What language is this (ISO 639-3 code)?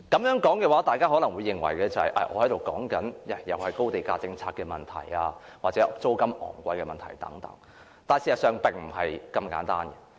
yue